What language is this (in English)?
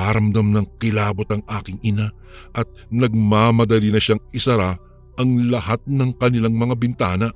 Filipino